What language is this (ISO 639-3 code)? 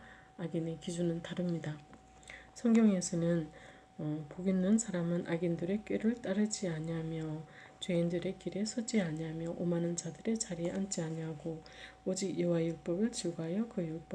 kor